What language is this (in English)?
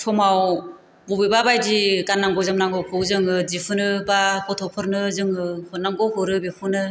Bodo